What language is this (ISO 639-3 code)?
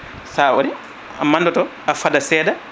ful